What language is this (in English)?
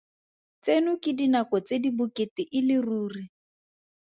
Tswana